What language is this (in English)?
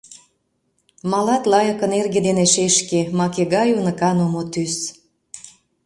Mari